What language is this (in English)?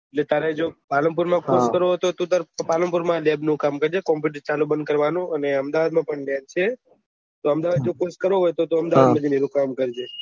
Gujarati